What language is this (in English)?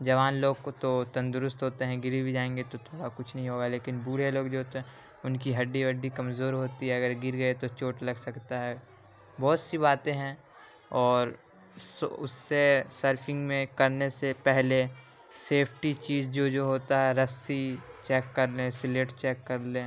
Urdu